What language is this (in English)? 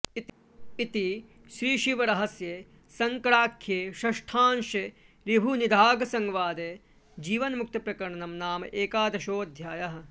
Sanskrit